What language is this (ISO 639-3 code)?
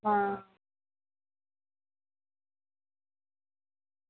doi